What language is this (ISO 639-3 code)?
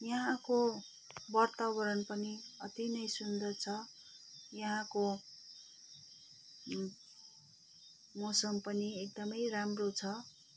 nep